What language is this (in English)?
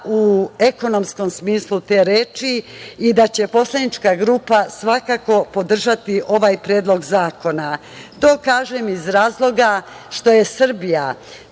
Serbian